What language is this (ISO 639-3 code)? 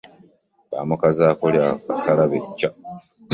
lug